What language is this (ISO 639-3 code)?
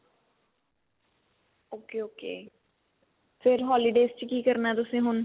pan